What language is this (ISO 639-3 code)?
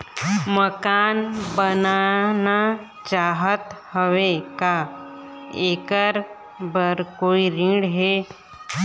hne